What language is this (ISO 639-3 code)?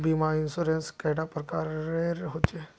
mag